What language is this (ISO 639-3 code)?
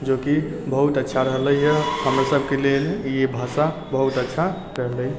mai